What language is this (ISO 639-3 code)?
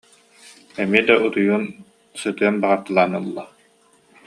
sah